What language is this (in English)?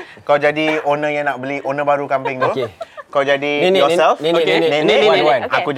Malay